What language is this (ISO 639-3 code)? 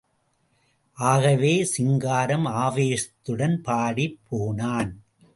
tam